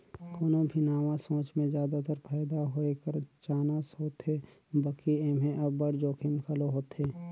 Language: Chhattisgarhi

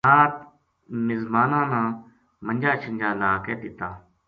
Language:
Gujari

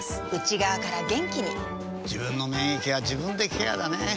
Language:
Japanese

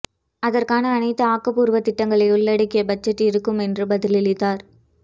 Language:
Tamil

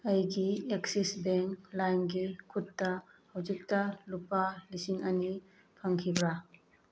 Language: Manipuri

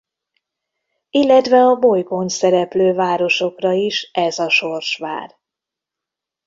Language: Hungarian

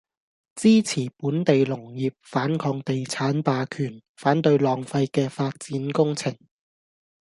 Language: Cantonese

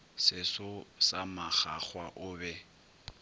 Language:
Northern Sotho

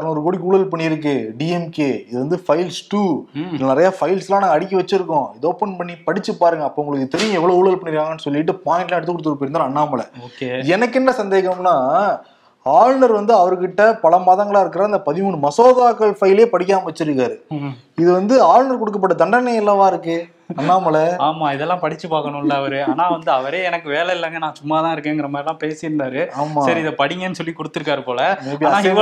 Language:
Tamil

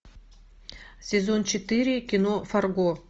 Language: Russian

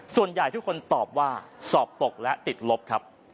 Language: Thai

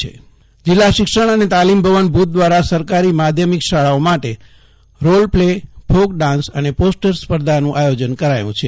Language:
Gujarati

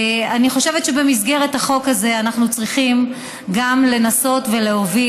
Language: Hebrew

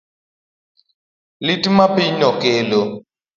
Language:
Luo (Kenya and Tanzania)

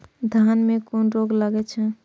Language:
Maithili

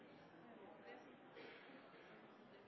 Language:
Norwegian Bokmål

